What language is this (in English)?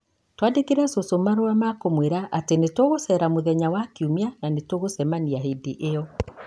Kikuyu